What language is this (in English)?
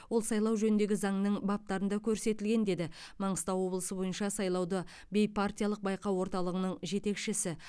Kazakh